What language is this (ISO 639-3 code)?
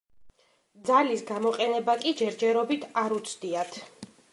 kat